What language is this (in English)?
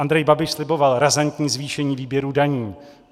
Czech